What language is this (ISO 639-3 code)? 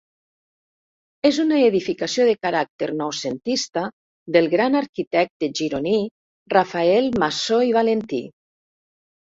cat